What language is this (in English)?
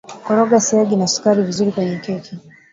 Swahili